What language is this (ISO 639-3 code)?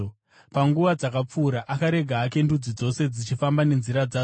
sna